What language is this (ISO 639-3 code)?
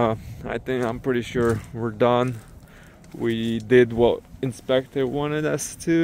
eng